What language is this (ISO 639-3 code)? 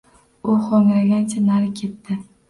uzb